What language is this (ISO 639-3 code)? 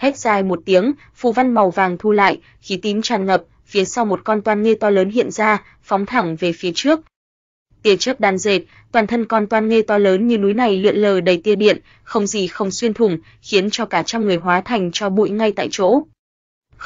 vie